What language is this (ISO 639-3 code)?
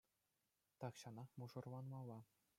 chv